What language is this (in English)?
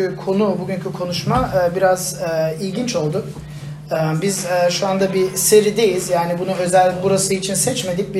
Turkish